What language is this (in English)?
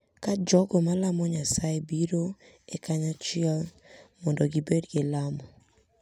Luo (Kenya and Tanzania)